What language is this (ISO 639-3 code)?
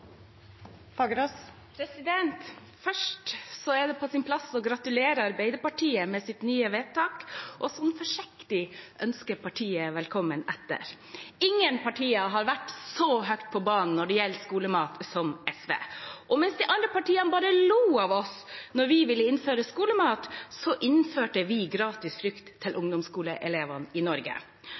nor